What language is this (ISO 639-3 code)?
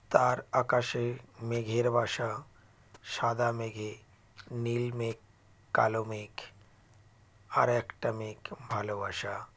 ben